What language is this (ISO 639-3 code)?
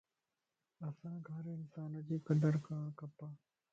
lss